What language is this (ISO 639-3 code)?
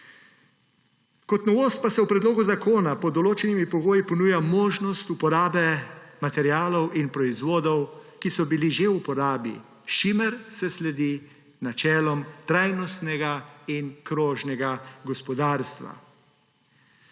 slv